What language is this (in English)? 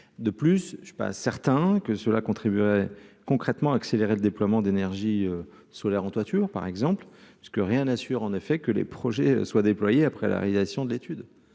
French